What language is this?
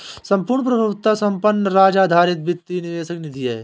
Hindi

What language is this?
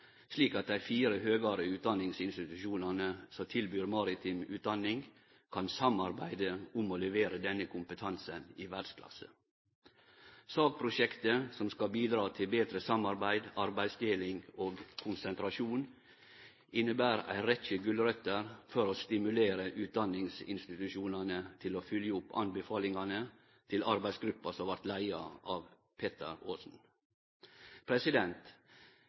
Norwegian Nynorsk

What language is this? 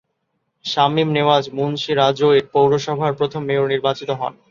Bangla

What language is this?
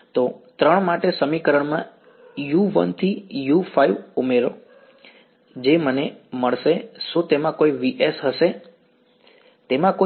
Gujarati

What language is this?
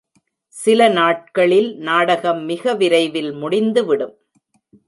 Tamil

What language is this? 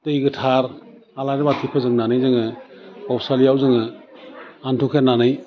Bodo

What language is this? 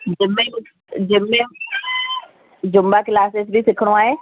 Sindhi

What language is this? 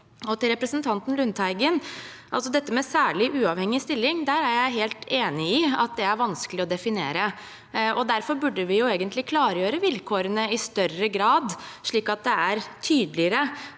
Norwegian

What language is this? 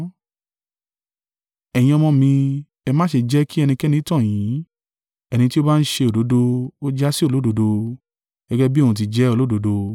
Yoruba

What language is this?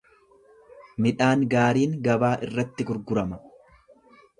Oromo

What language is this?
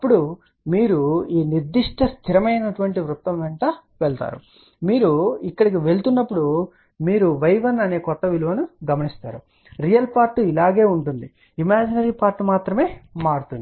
Telugu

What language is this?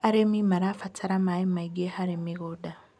Kikuyu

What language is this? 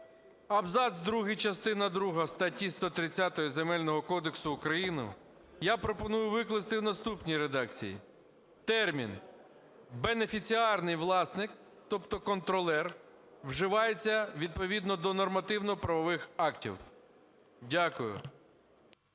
Ukrainian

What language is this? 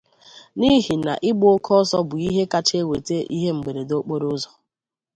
Igbo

